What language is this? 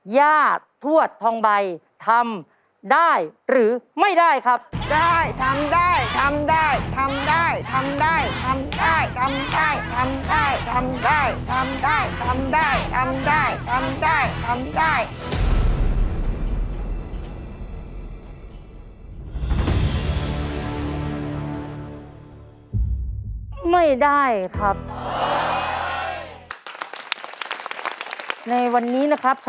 Thai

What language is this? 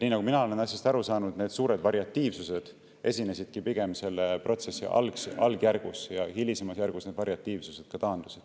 Estonian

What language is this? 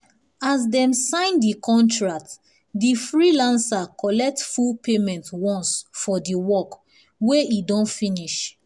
Nigerian Pidgin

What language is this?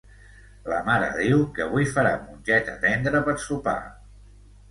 Catalan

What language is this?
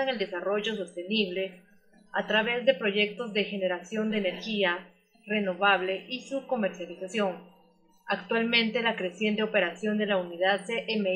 Spanish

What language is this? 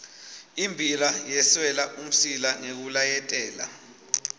Swati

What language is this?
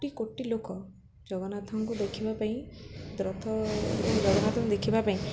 Odia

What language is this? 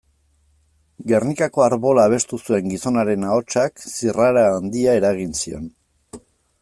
Basque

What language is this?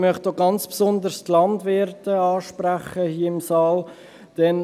Swiss German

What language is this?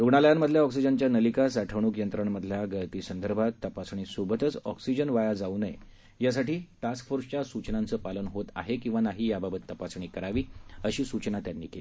Marathi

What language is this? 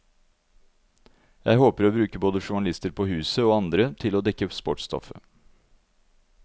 Norwegian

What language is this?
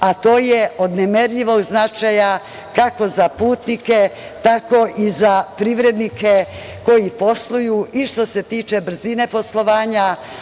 Serbian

